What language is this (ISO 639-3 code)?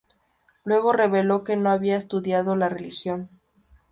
spa